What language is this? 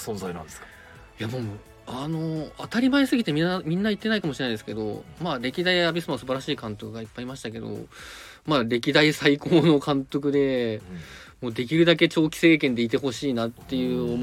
Japanese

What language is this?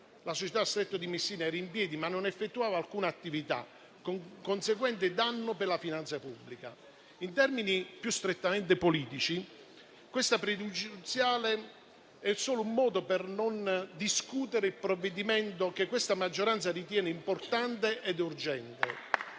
Italian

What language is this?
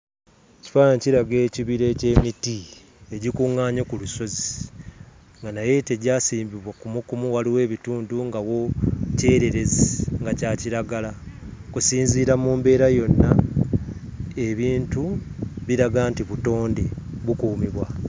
Ganda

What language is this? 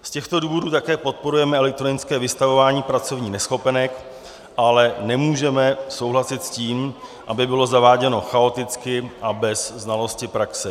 Czech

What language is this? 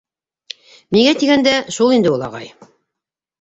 Bashkir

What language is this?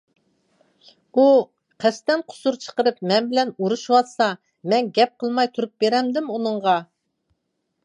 Uyghur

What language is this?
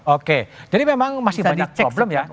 Indonesian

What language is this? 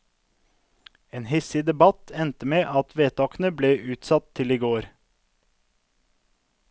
Norwegian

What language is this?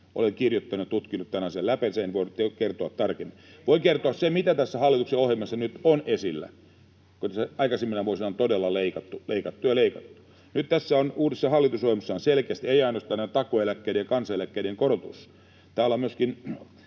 Finnish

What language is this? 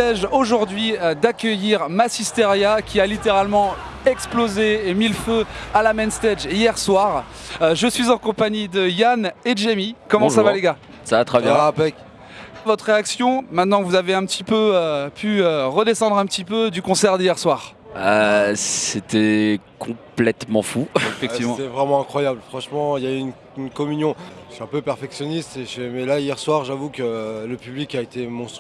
French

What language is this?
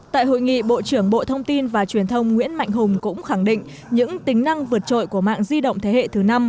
Vietnamese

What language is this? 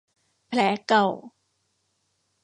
Thai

